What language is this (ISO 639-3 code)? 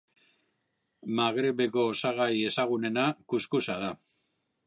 eus